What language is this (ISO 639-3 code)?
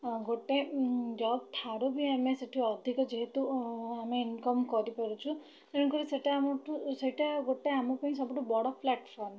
ori